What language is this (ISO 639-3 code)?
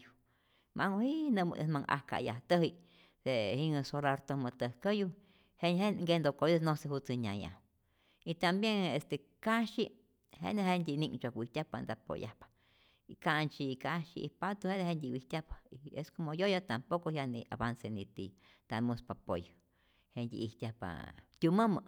zor